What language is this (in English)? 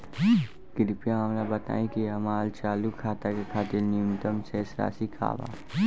Bhojpuri